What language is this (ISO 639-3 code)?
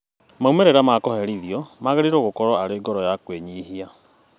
kik